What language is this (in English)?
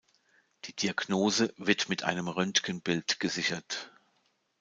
German